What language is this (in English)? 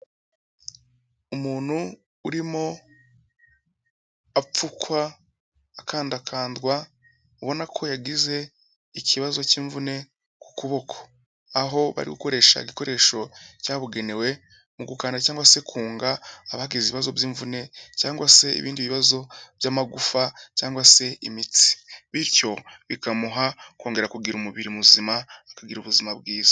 Kinyarwanda